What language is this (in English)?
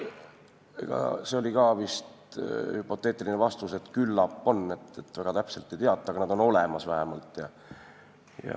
Estonian